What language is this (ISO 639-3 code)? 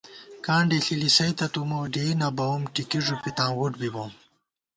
gwt